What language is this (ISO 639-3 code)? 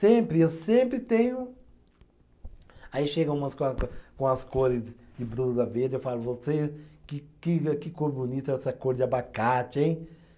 por